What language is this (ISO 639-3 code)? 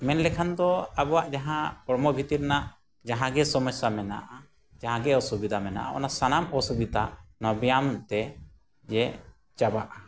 sat